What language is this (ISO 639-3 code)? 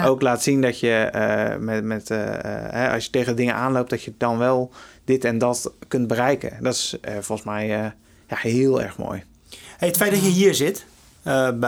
nld